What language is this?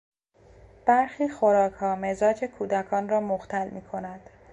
Persian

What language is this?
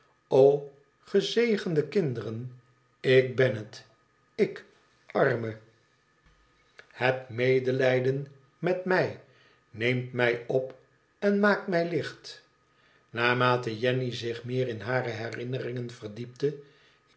Dutch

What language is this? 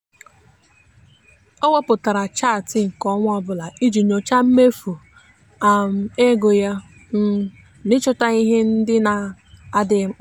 Igbo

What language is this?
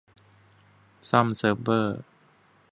Thai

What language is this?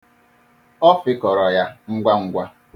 Igbo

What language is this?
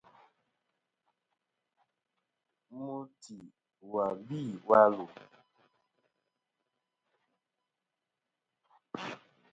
Kom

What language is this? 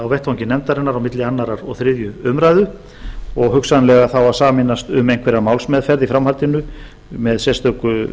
Icelandic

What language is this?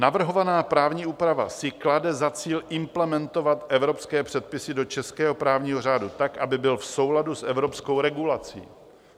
Czech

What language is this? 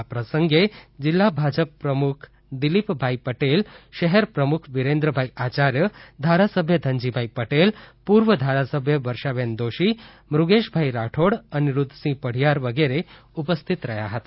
Gujarati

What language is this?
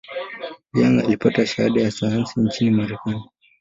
Swahili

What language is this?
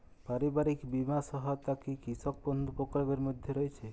Bangla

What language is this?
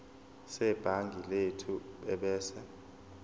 Zulu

